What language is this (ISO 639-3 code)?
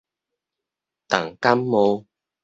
nan